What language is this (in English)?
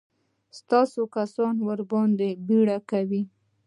Pashto